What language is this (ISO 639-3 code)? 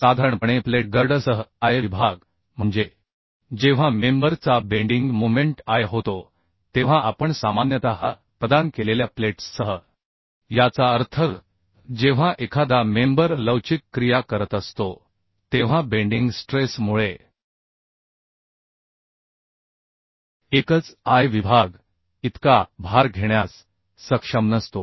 mar